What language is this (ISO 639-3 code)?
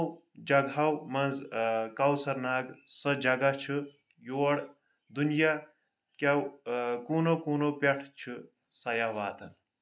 kas